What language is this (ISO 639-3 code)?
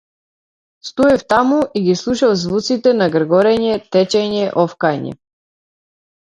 mkd